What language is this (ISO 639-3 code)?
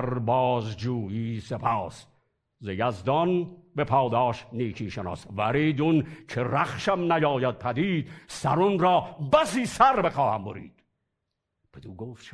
fas